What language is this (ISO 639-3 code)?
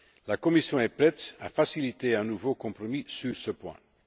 fra